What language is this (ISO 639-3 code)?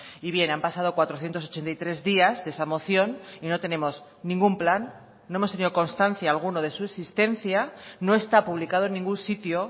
spa